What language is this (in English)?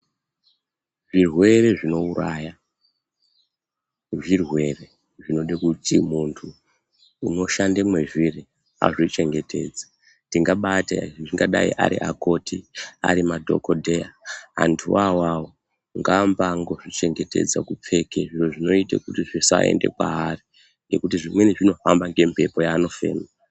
Ndau